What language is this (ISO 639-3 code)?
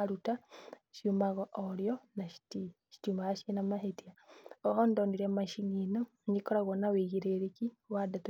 kik